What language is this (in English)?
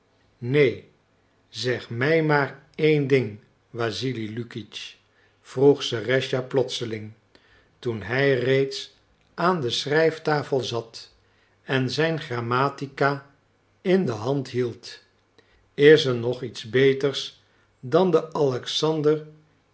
Dutch